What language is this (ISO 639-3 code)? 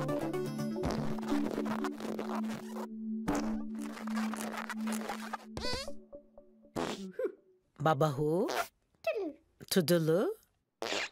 tur